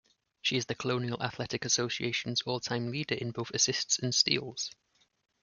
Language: English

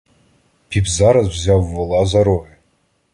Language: Ukrainian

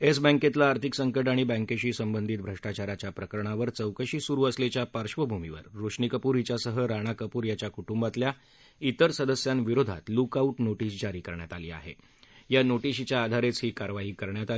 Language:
Marathi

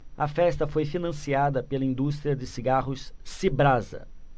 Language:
Portuguese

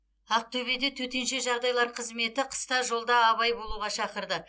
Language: Kazakh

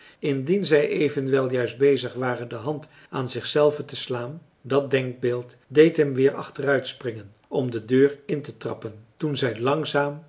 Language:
Dutch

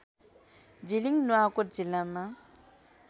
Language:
Nepali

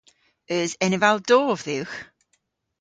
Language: Cornish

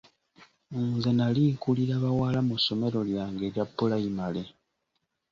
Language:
Ganda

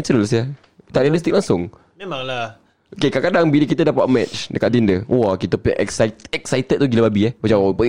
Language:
Malay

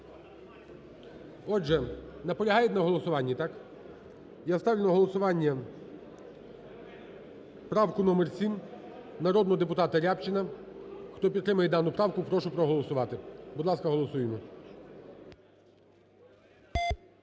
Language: Ukrainian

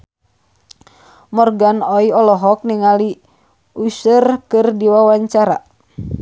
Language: Sundanese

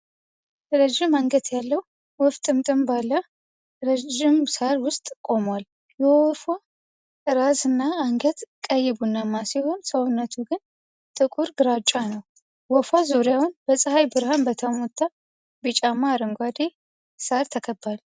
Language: Amharic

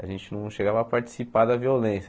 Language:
Portuguese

